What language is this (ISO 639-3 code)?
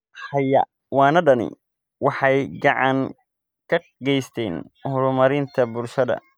som